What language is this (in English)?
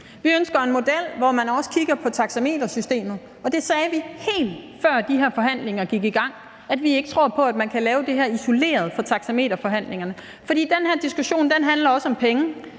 Danish